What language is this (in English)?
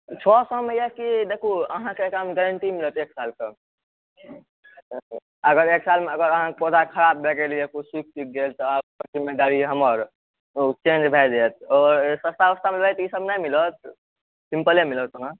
Maithili